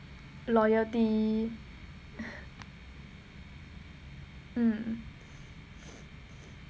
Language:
English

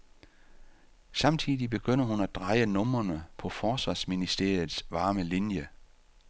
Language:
Danish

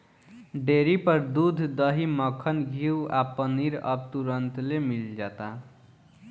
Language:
Bhojpuri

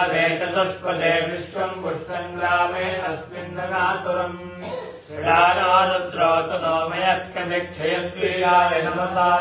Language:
Kannada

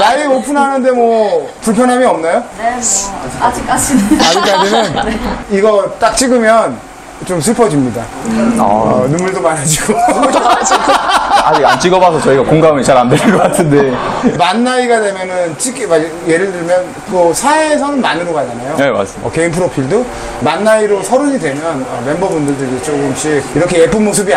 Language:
Korean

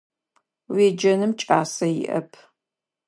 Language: Adyghe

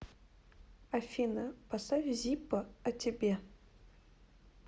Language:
Russian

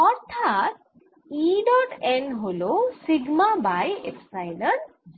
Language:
Bangla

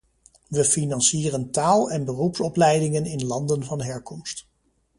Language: Dutch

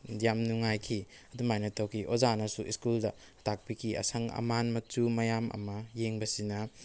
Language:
Manipuri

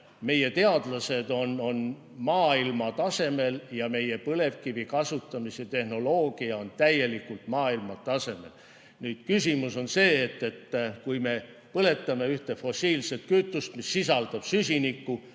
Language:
Estonian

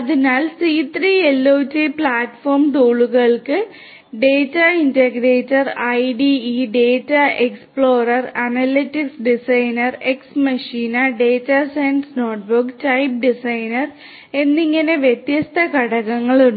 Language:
Malayalam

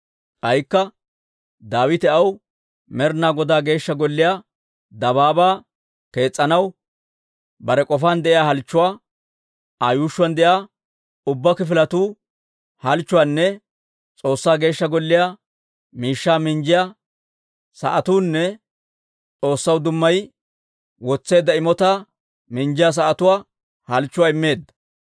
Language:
Dawro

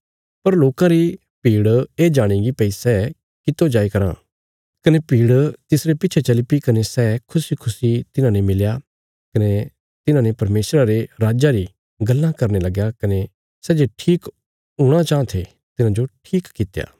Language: Bilaspuri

